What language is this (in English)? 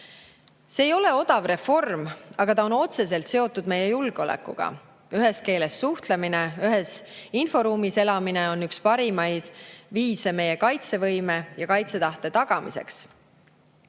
Estonian